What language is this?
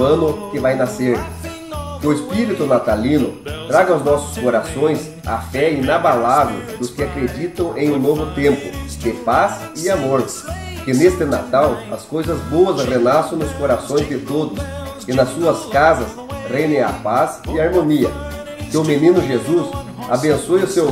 Portuguese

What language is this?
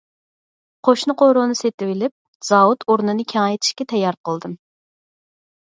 Uyghur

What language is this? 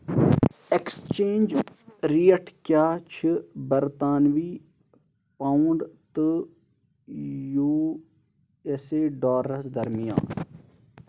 Kashmiri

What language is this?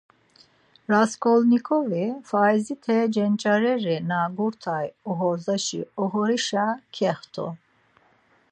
Laz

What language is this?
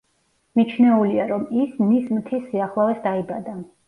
Georgian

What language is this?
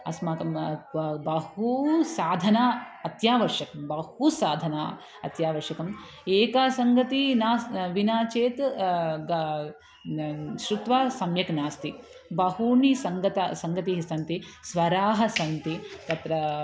Sanskrit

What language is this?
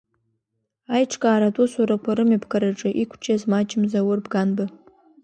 Abkhazian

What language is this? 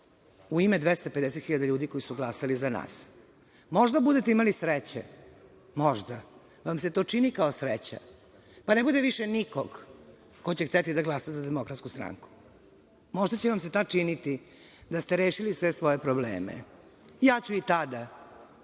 Serbian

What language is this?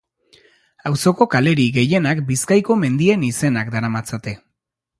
Basque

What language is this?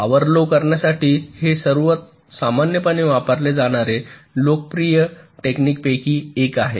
Marathi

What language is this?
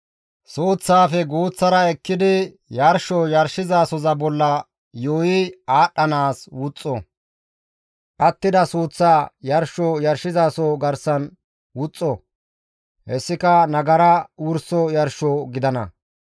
Gamo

